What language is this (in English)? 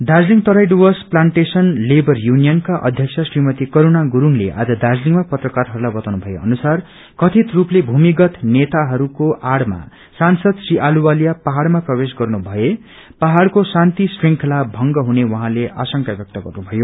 Nepali